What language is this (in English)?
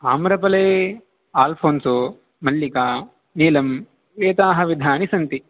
Sanskrit